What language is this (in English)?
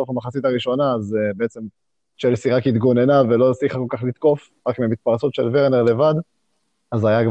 Hebrew